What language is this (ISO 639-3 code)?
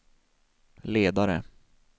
swe